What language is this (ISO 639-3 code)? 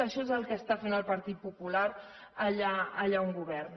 cat